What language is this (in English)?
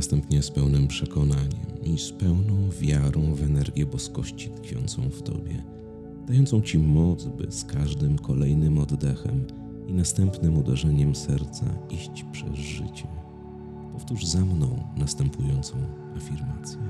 Polish